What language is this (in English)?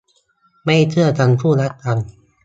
Thai